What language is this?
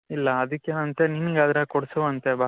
Kannada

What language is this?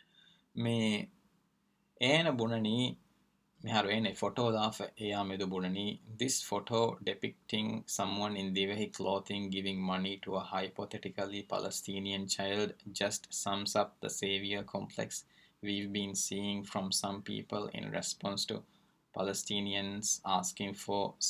Urdu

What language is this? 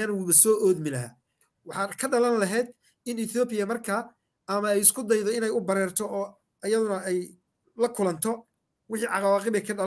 Arabic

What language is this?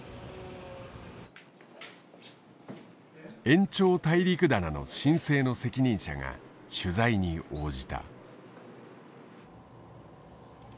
Japanese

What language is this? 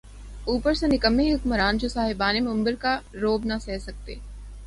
Urdu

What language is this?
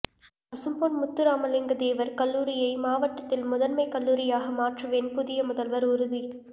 Tamil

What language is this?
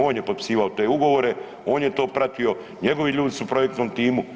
Croatian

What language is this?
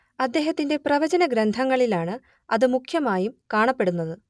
Malayalam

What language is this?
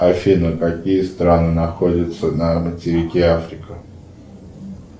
Russian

